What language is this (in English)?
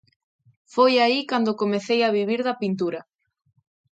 Galician